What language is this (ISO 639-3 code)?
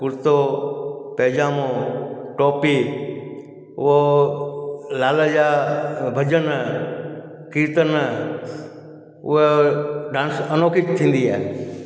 snd